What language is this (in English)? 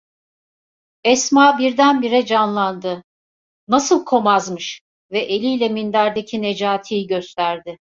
Turkish